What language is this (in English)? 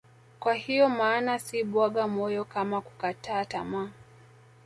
Swahili